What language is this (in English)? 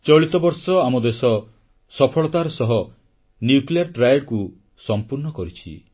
Odia